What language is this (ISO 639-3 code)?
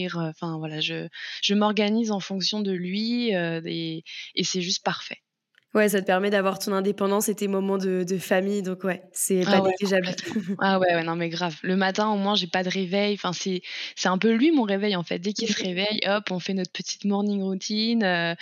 fra